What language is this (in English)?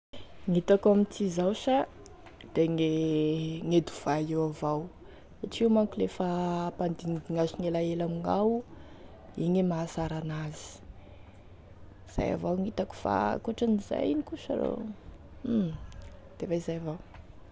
Tesaka Malagasy